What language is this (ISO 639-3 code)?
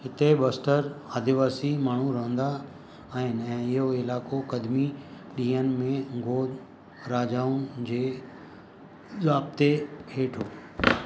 snd